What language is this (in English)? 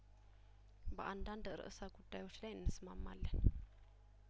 Amharic